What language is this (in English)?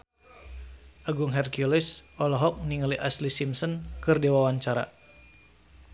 Sundanese